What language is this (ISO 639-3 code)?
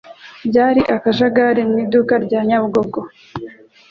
kin